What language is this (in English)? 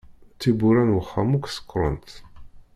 Kabyle